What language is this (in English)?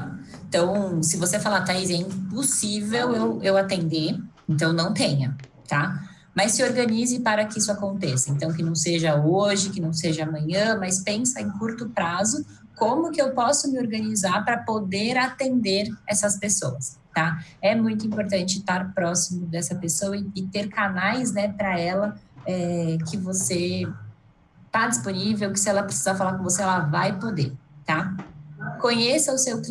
Portuguese